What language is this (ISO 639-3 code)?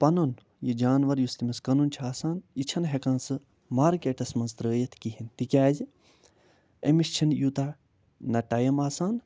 kas